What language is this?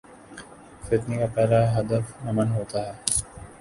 Urdu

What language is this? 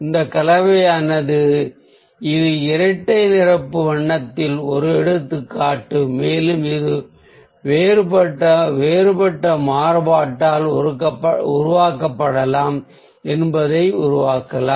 Tamil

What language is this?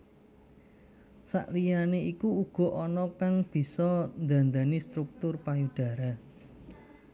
Javanese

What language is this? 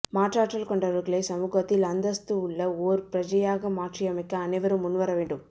Tamil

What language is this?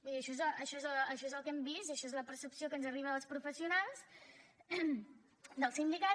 Catalan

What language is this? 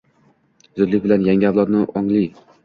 Uzbek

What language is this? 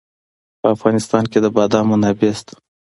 Pashto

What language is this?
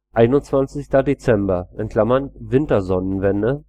German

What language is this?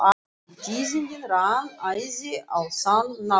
Icelandic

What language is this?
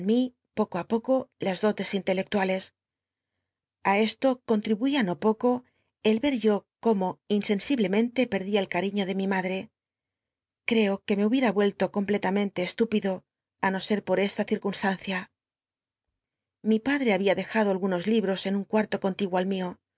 Spanish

